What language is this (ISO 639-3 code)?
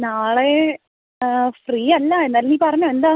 mal